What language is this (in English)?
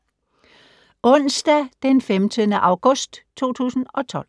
Danish